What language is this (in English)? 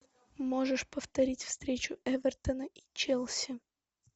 Russian